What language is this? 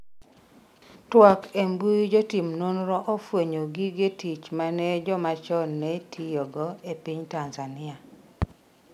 Luo (Kenya and Tanzania)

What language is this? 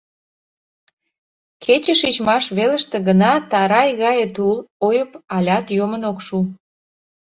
Mari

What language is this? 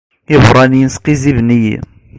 Kabyle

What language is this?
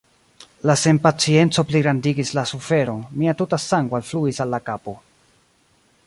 Esperanto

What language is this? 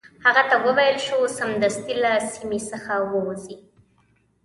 Pashto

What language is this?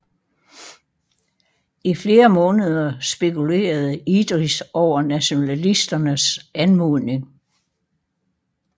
Danish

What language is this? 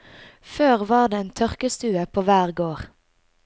Norwegian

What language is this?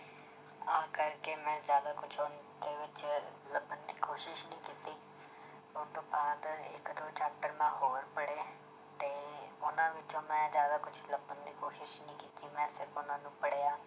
Punjabi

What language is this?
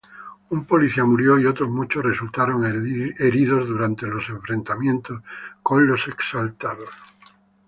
Spanish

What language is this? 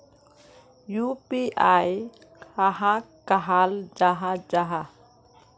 Magahi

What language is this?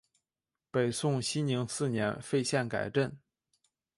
Chinese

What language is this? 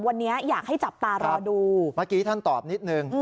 Thai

